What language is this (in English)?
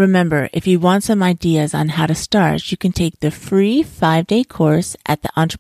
English